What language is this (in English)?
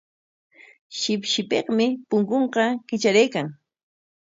Corongo Ancash Quechua